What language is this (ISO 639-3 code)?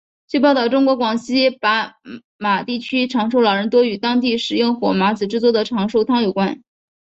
zho